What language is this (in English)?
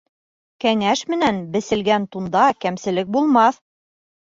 Bashkir